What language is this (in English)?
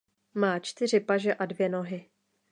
Czech